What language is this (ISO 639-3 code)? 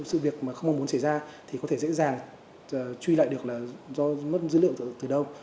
vie